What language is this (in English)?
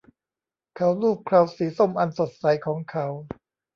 Thai